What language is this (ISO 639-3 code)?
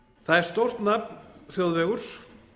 isl